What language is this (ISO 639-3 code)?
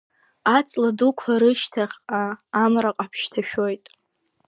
abk